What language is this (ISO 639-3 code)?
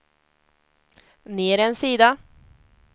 swe